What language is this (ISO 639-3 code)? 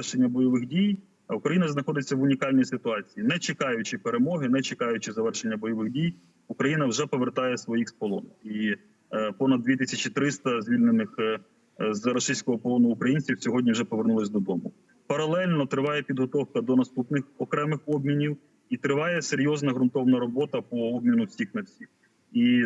ukr